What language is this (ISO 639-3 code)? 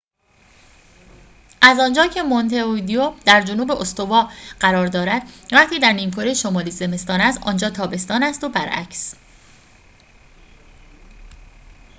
fas